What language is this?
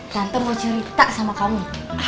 Indonesian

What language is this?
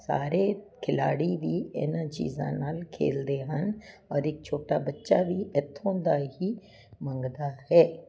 Punjabi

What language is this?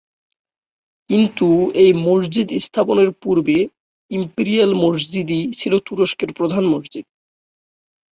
Bangla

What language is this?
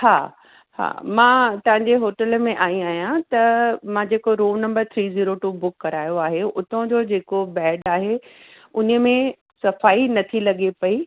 Sindhi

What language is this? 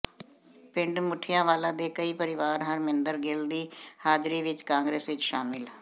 Punjabi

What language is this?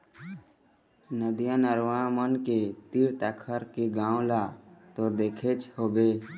Chhattisgarhi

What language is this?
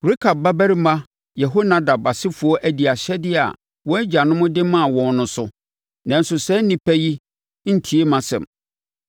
Akan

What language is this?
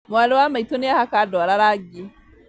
Kikuyu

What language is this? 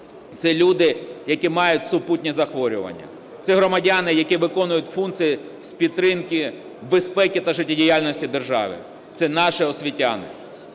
Ukrainian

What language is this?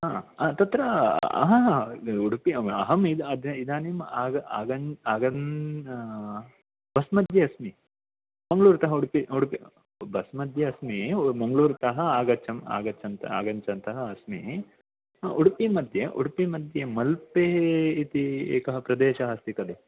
Sanskrit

